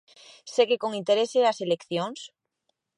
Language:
Galician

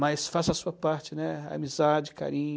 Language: Portuguese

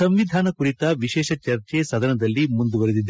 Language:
Kannada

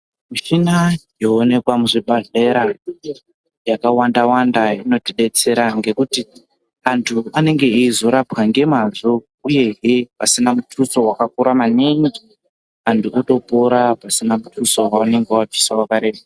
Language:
Ndau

